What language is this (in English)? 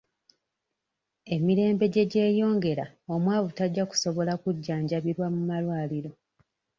Ganda